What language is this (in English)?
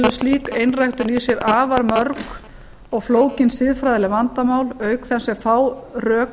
Icelandic